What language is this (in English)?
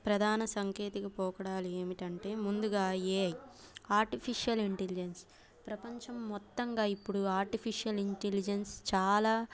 Telugu